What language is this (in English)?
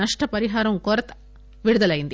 Telugu